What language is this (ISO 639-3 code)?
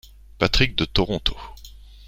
fra